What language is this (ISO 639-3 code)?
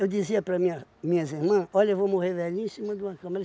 por